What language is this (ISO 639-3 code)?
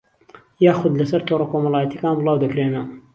ckb